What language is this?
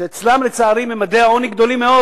Hebrew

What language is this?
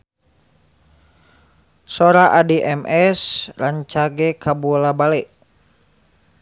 Sundanese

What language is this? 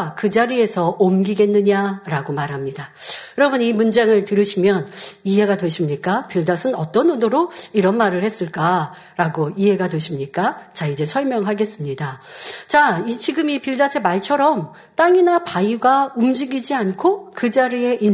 Korean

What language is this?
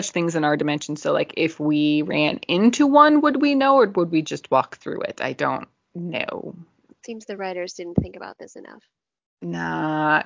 English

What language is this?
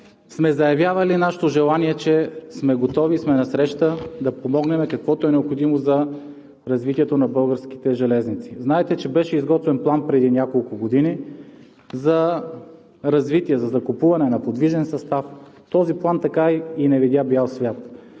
Bulgarian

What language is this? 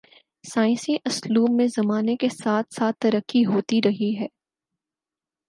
Urdu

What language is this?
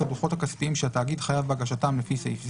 Hebrew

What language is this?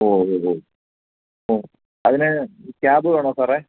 Malayalam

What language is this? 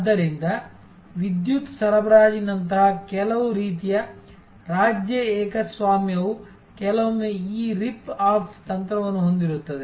Kannada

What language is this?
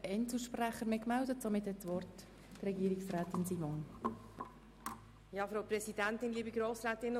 Swiss German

